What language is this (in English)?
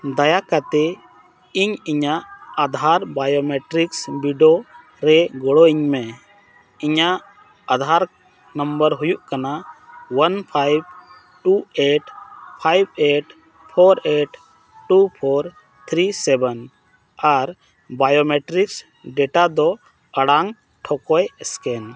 Santali